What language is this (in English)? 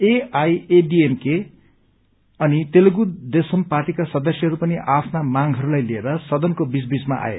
Nepali